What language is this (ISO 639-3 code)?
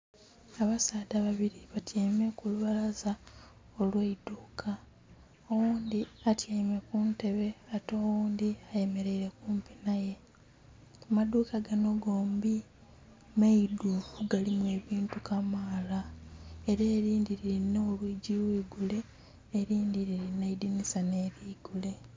xog